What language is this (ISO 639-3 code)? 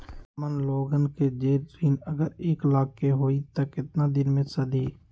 mag